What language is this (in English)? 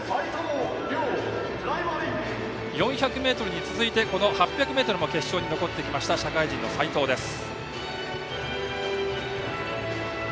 Japanese